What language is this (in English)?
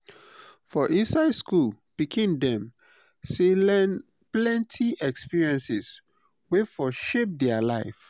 Nigerian Pidgin